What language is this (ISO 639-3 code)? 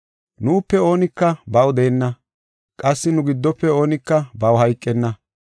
gof